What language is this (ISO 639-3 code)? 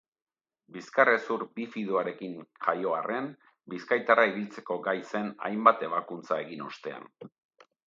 eus